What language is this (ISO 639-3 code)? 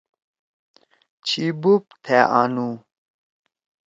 trw